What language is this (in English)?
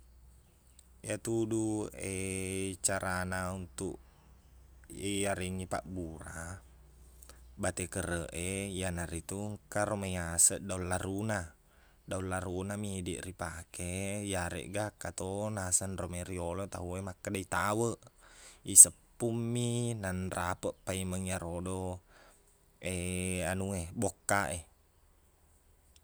Buginese